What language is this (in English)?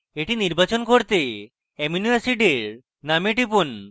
Bangla